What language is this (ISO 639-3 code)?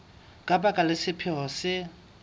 sot